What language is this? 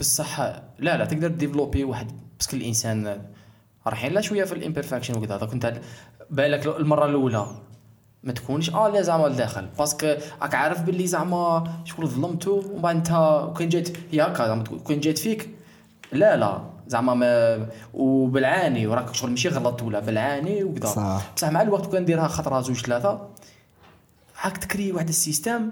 Arabic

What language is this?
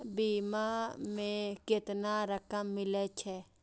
Maithili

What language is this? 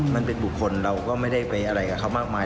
Thai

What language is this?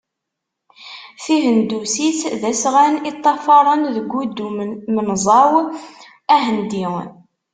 Kabyle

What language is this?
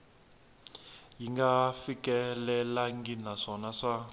Tsonga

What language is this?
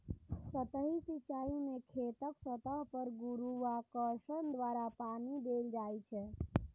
Maithili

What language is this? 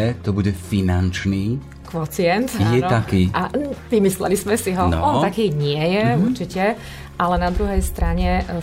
Slovak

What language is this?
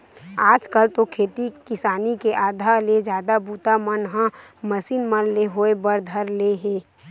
Chhattisgarhi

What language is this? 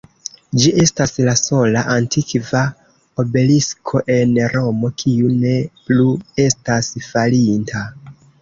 Esperanto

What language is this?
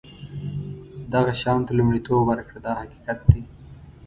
Pashto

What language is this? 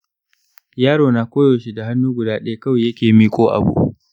Hausa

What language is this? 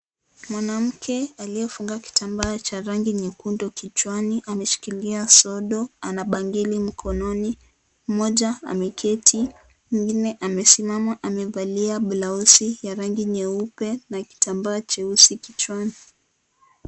Swahili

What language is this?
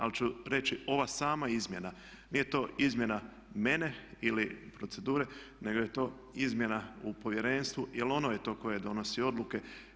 Croatian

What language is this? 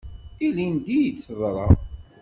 Kabyle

